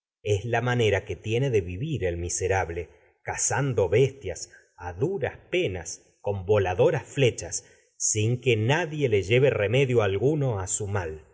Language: Spanish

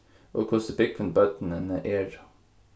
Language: Faroese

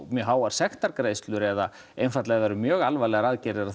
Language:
Icelandic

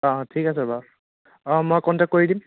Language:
Assamese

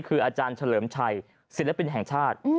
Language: Thai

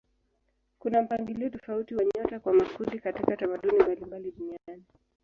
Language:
Swahili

